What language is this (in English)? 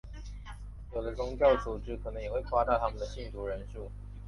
Chinese